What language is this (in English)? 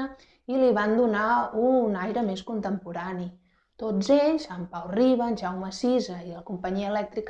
Catalan